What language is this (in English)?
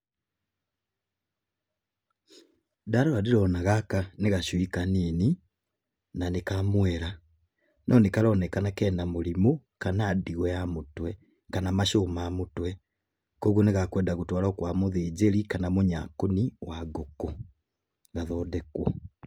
Kikuyu